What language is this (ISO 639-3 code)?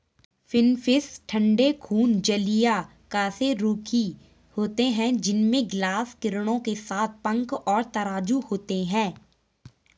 hin